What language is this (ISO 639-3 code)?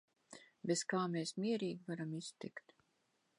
lav